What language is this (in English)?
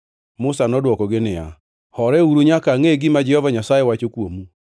Luo (Kenya and Tanzania)